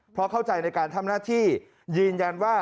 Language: Thai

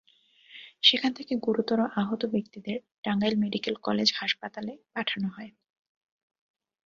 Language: Bangla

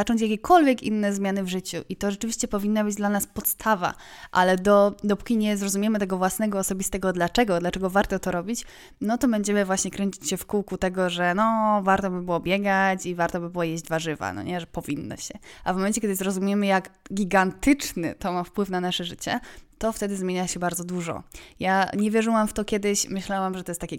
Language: Polish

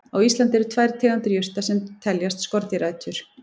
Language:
Icelandic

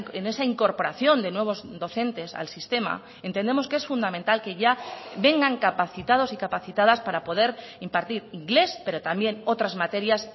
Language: Spanish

